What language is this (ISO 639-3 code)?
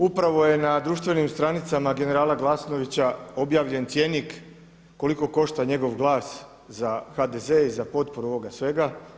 hrv